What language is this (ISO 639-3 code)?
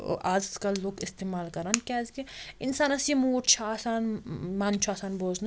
kas